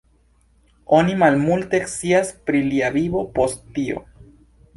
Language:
Esperanto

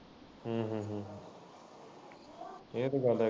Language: Punjabi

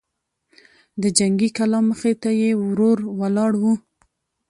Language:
Pashto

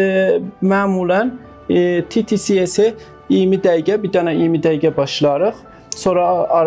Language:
Turkish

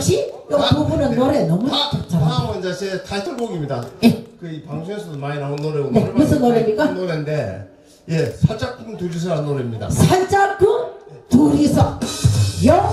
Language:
Korean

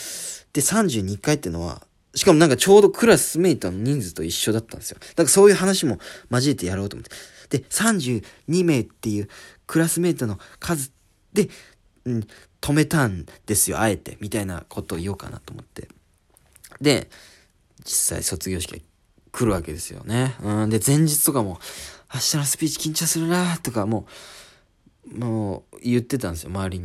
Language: Japanese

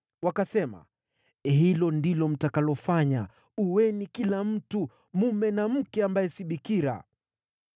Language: Swahili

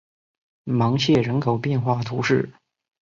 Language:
Chinese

